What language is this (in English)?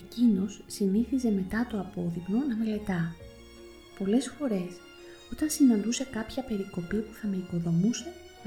Greek